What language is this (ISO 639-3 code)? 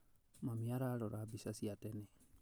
kik